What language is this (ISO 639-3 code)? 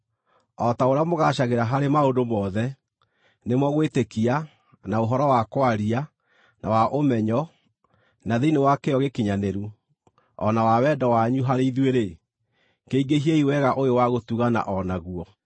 kik